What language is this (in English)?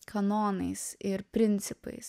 Lithuanian